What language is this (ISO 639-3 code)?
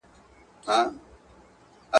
pus